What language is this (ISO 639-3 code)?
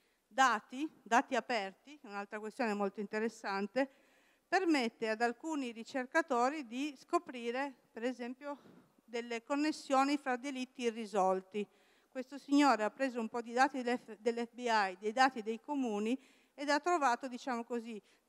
ita